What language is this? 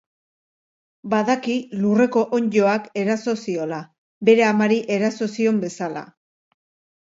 Basque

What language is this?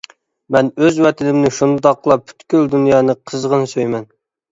Uyghur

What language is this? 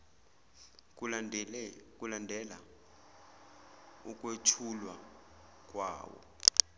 Zulu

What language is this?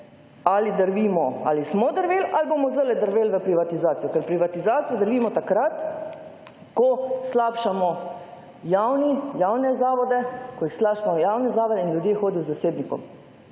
Slovenian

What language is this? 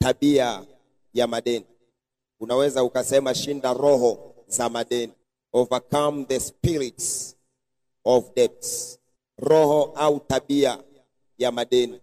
Swahili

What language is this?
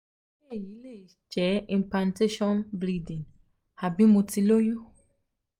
Yoruba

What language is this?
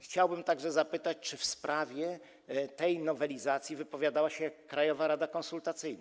Polish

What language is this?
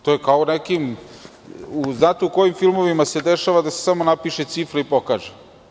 Serbian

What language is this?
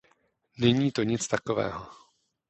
Czech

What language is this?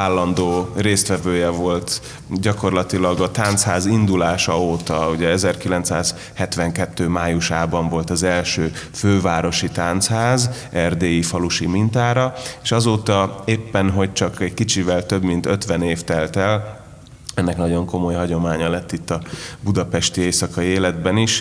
Hungarian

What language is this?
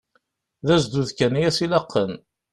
Kabyle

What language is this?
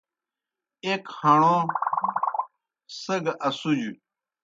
Kohistani Shina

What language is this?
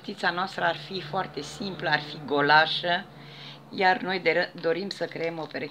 Romanian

